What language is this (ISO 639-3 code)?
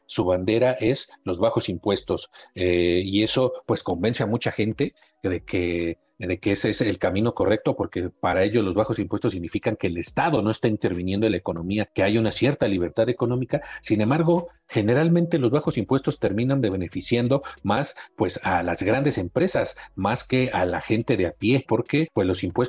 spa